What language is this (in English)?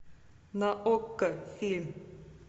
Russian